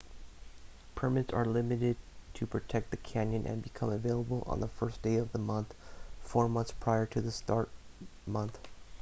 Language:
English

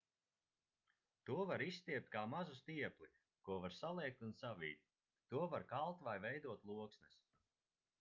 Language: Latvian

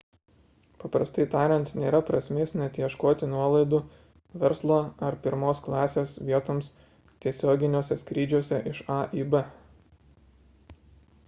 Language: Lithuanian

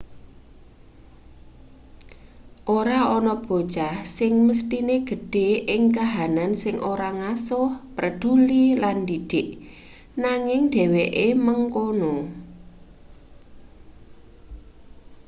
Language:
Javanese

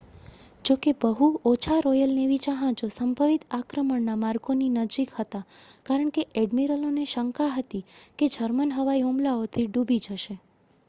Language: Gujarati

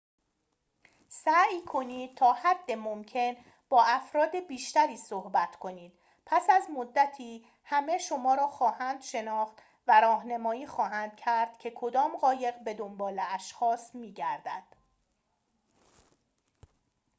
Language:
Persian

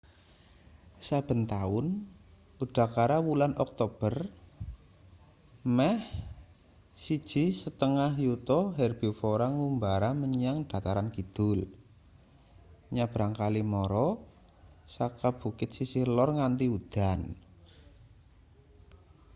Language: Javanese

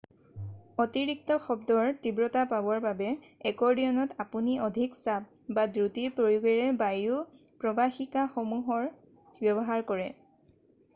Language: Assamese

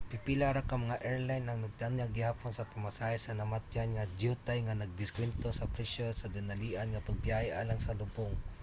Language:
Cebuano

